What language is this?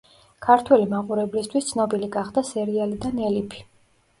Georgian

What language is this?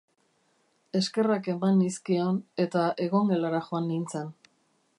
Basque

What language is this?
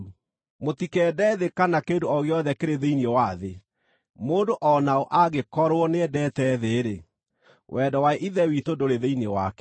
Kikuyu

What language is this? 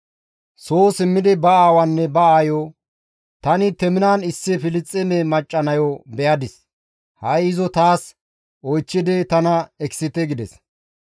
Gamo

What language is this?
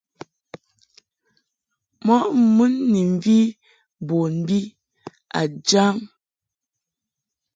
Mungaka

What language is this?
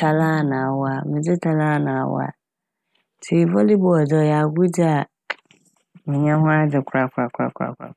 Akan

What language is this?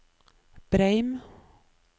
Norwegian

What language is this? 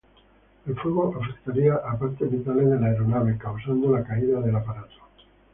Spanish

